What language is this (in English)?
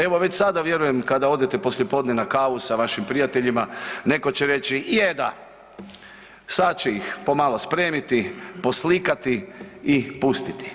Croatian